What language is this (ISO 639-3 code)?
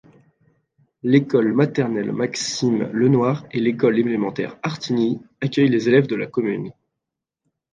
fra